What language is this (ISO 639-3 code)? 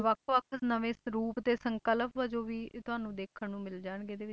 pan